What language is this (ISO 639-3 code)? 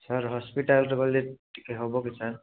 ori